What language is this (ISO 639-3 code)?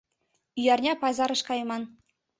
chm